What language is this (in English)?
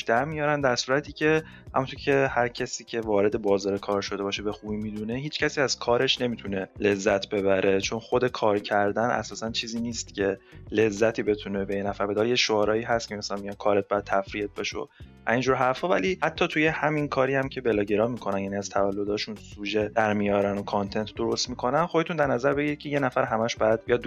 Persian